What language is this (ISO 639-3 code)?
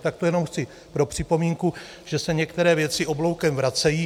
ces